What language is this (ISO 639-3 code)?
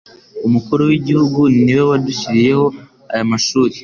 kin